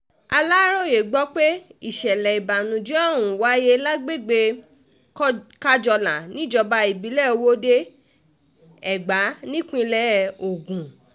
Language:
Yoruba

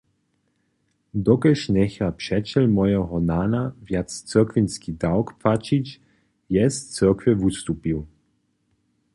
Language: Upper Sorbian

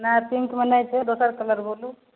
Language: Maithili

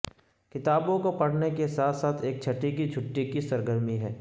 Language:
Urdu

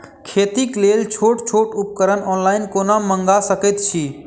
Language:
Maithili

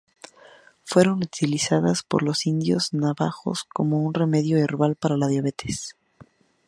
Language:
Spanish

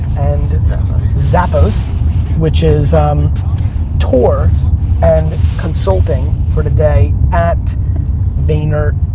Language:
English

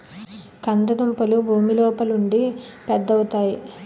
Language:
Telugu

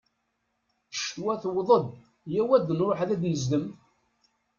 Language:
Kabyle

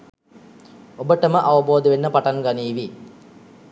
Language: Sinhala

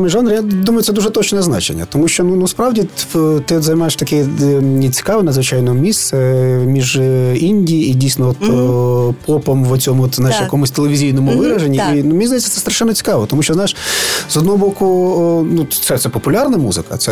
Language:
Ukrainian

